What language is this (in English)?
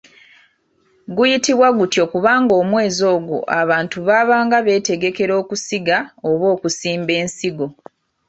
Ganda